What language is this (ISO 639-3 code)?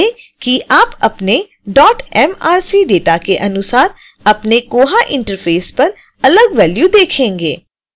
hin